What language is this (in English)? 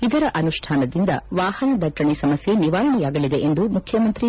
Kannada